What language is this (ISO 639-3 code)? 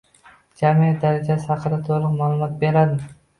uzb